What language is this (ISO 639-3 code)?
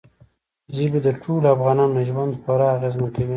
pus